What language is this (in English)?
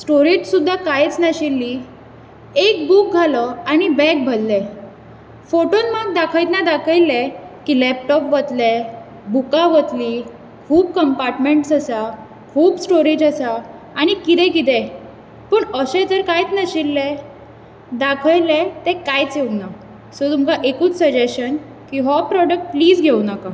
Konkani